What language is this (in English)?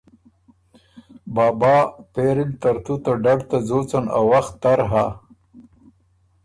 Ormuri